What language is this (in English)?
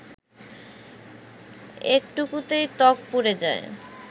Bangla